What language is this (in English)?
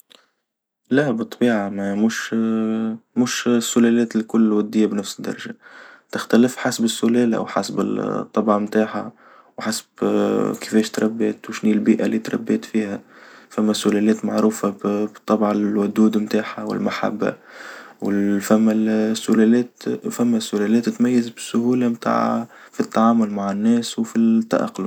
Tunisian Arabic